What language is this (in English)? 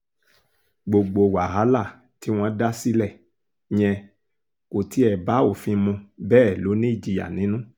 Yoruba